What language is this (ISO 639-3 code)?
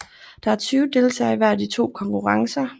dan